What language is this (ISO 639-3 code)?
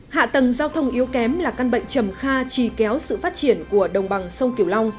vie